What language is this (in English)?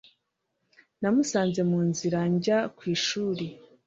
Kinyarwanda